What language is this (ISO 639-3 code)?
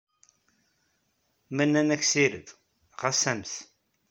kab